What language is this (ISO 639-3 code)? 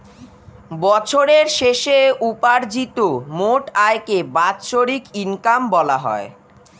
ben